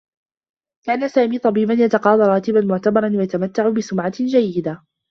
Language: Arabic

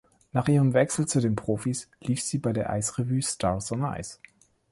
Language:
German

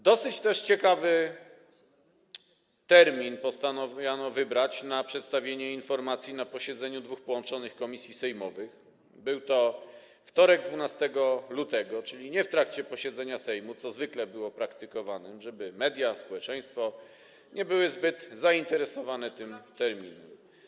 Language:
Polish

